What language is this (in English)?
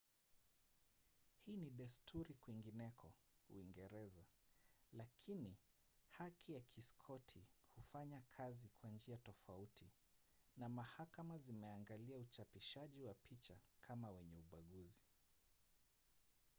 Swahili